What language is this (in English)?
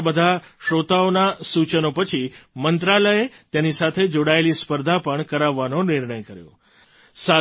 Gujarati